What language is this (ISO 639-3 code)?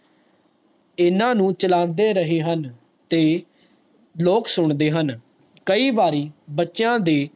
pan